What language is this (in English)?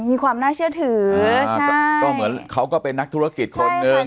Thai